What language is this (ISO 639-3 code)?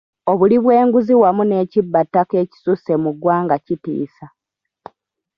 lug